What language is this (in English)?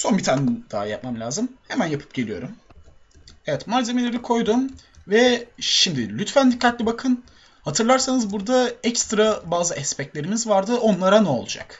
Turkish